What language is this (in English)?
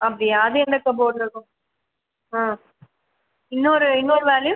Tamil